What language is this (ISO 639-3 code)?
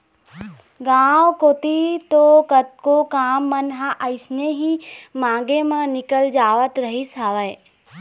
hne